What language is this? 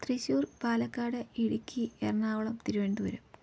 Malayalam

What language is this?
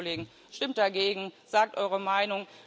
German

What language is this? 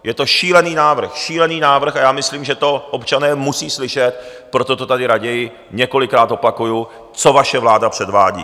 Czech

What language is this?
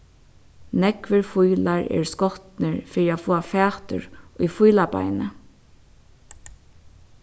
Faroese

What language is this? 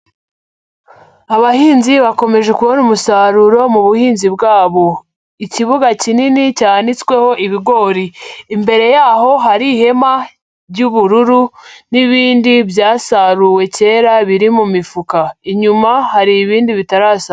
Kinyarwanda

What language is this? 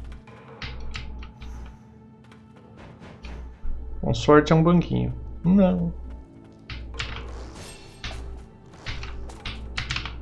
Portuguese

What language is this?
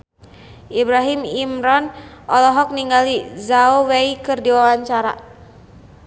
Sundanese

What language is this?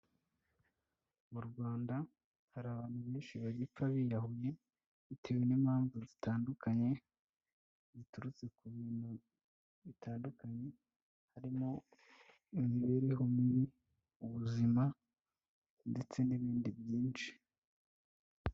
Kinyarwanda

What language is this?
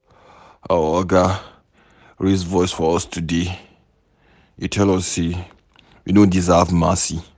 Nigerian Pidgin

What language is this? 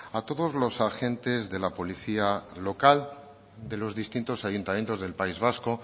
Spanish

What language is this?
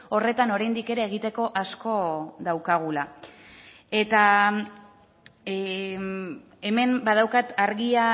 Basque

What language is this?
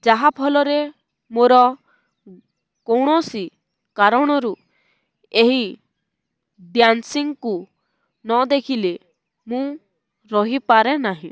Odia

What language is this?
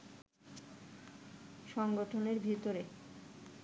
Bangla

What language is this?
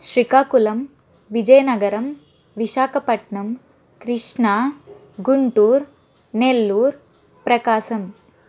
Telugu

